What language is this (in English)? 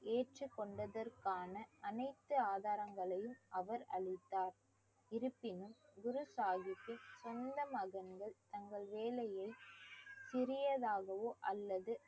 Tamil